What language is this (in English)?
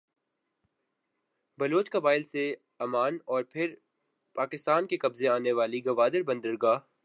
Urdu